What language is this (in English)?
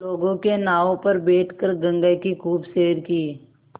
Hindi